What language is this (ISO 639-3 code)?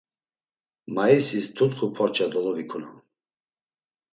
lzz